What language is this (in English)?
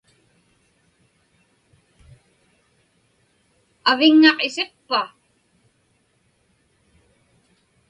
Inupiaq